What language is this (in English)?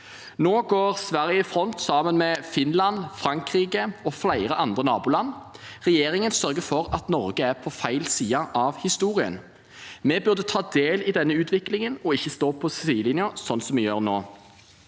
Norwegian